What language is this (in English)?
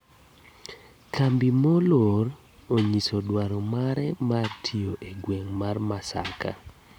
Luo (Kenya and Tanzania)